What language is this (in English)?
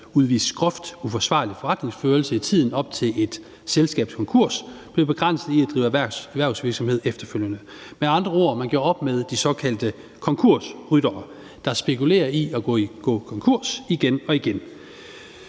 Danish